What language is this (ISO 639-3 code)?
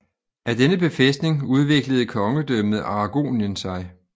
dan